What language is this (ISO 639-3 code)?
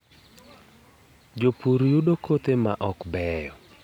luo